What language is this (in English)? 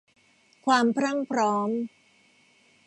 Thai